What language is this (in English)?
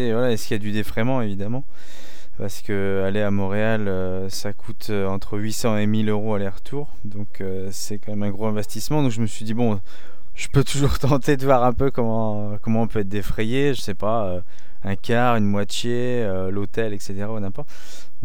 French